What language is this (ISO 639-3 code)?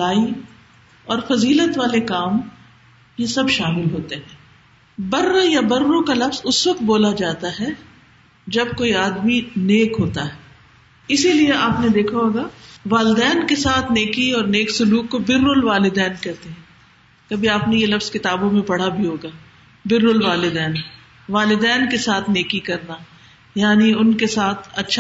urd